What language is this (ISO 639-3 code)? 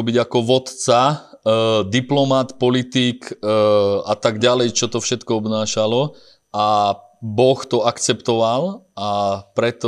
slk